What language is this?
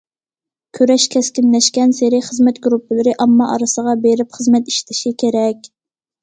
Uyghur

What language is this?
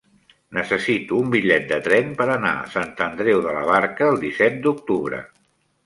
Catalan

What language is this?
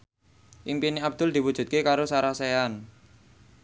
Javanese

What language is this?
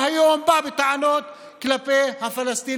Hebrew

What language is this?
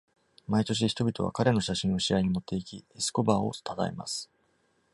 Japanese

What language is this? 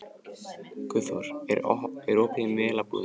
Icelandic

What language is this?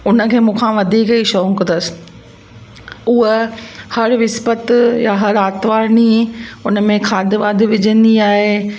Sindhi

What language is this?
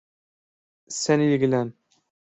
Turkish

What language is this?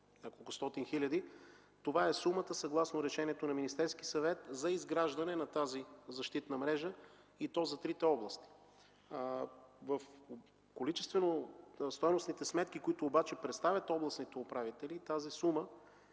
Bulgarian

